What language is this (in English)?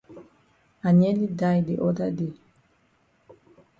Cameroon Pidgin